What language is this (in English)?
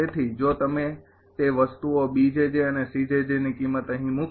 Gujarati